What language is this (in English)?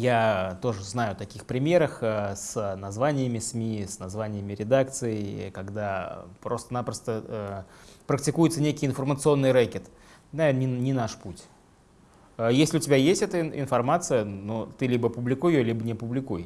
Russian